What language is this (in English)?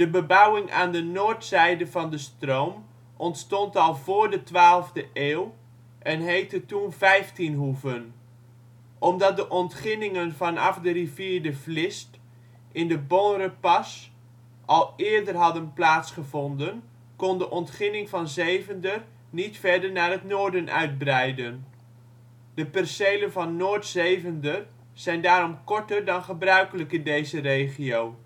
Dutch